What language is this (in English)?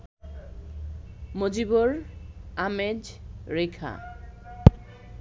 Bangla